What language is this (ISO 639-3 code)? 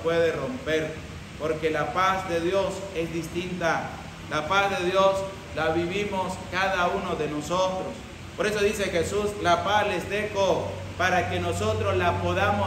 spa